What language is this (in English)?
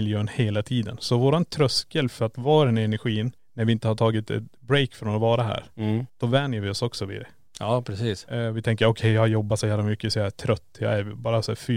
Swedish